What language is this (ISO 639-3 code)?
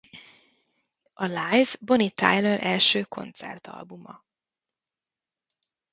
hun